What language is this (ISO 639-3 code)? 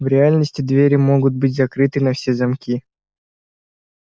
rus